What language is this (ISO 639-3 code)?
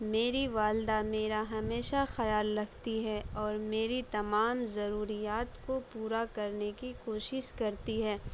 urd